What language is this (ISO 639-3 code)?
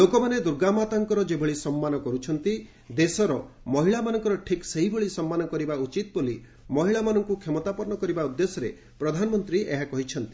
ori